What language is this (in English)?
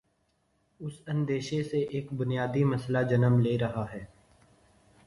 Urdu